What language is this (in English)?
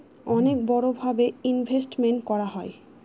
Bangla